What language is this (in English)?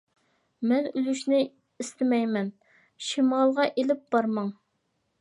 Uyghur